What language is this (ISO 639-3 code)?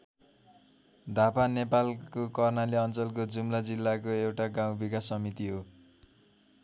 nep